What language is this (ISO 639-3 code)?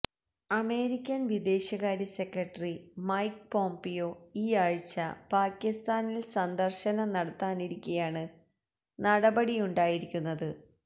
mal